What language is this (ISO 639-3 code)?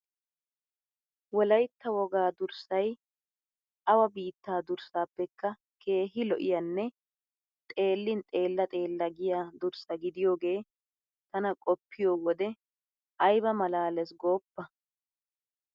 wal